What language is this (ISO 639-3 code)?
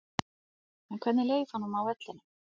isl